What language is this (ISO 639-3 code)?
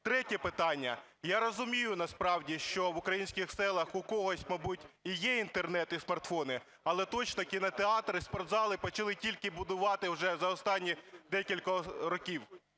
ukr